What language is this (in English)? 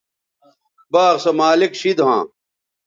Bateri